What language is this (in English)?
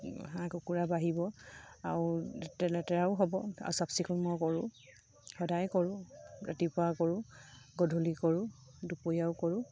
Assamese